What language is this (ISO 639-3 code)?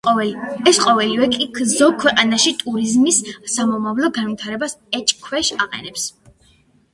kat